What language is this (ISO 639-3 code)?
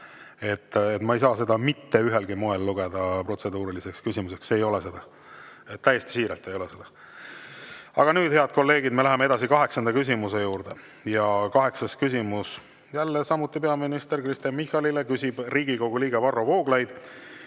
est